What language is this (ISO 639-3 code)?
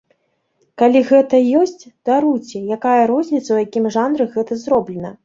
bel